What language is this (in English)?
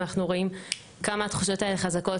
Hebrew